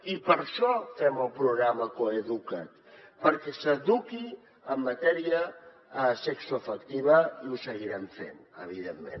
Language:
Catalan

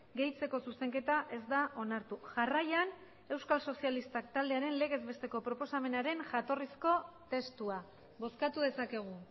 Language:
Basque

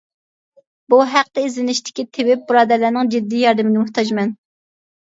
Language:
Uyghur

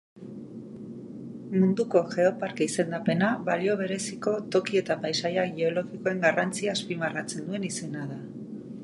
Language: Basque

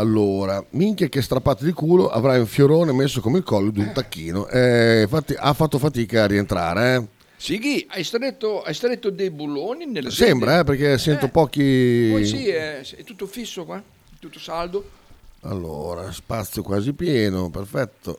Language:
Italian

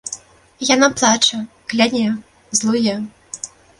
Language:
Belarusian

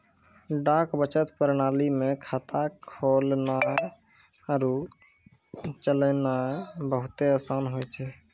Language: Maithili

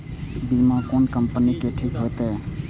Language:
Maithili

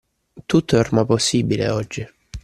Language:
Italian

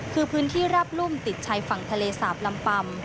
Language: Thai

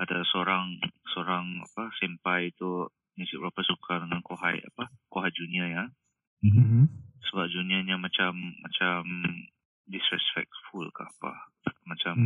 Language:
Malay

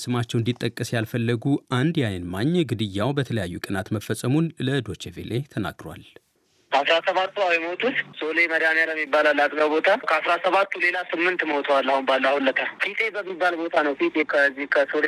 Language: Amharic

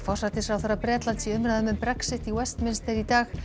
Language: Icelandic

